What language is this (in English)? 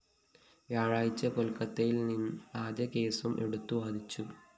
Malayalam